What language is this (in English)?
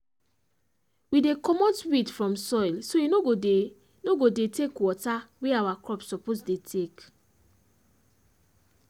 Nigerian Pidgin